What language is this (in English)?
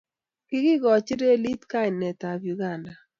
Kalenjin